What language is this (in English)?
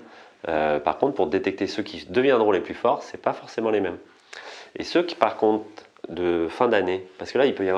French